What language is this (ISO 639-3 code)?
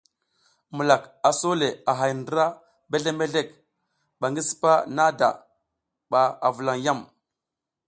giz